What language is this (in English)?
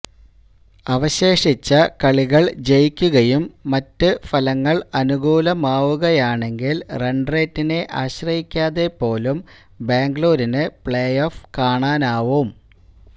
Malayalam